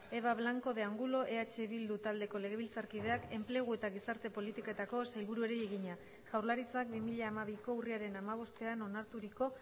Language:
Basque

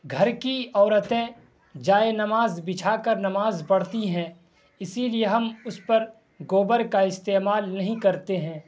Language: Urdu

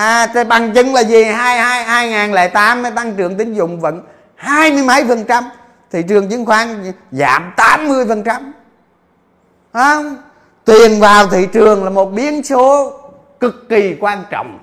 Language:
Vietnamese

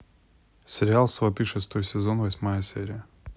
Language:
Russian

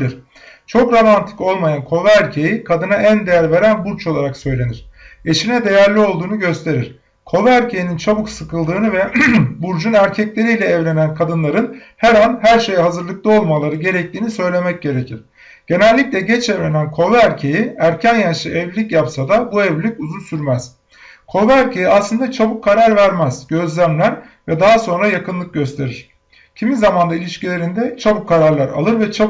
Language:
Turkish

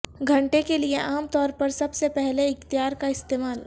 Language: Urdu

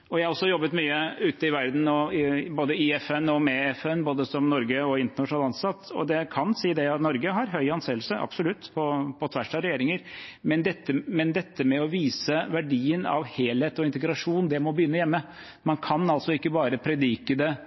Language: Norwegian Bokmål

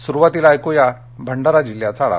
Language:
Marathi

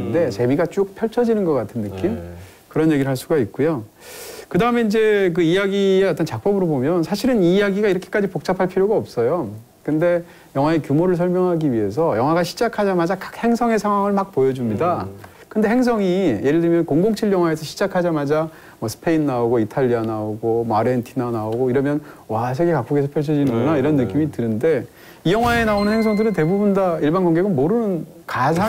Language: Korean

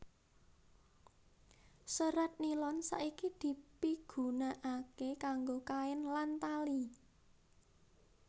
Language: Javanese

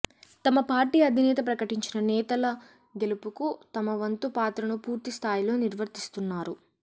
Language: Telugu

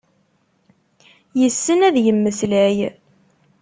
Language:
Kabyle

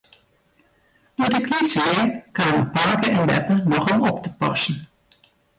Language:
Western Frisian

